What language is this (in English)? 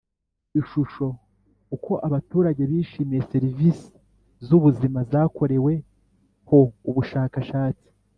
Kinyarwanda